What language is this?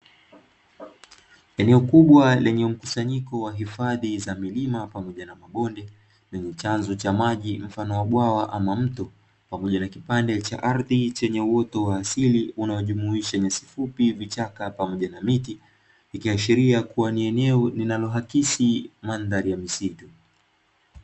Swahili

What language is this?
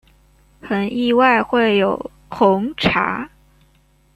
Chinese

